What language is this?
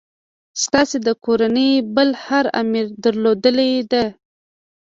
Pashto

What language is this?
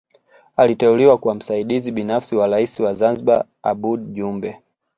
Swahili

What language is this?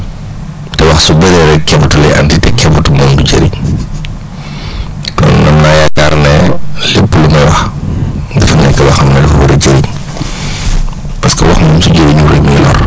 Wolof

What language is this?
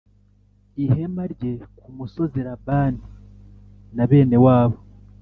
Kinyarwanda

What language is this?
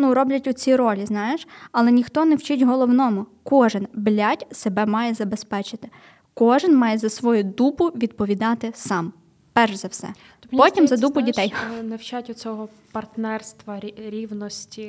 Ukrainian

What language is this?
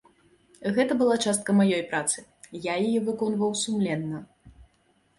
Belarusian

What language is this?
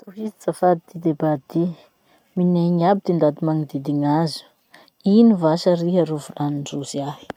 Masikoro Malagasy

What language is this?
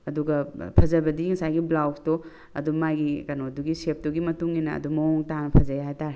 Manipuri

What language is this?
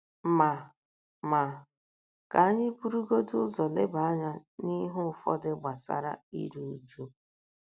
Igbo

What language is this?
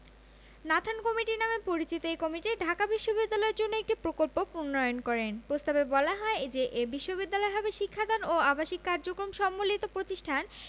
Bangla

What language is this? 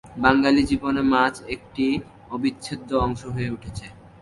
Bangla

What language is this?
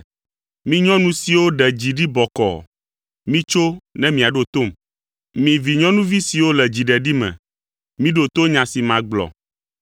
Ewe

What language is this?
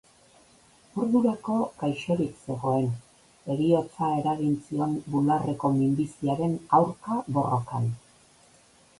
Basque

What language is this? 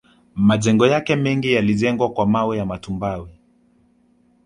Swahili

